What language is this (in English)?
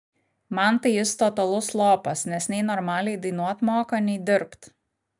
Lithuanian